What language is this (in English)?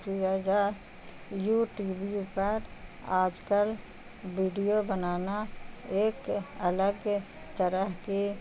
Urdu